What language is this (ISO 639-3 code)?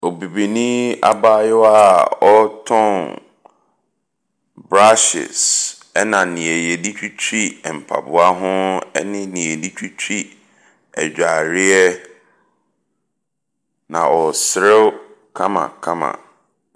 aka